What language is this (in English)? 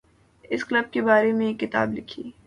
Urdu